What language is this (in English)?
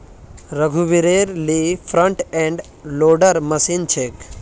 Magahi